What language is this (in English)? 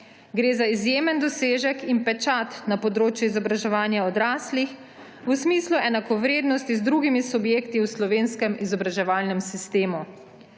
Slovenian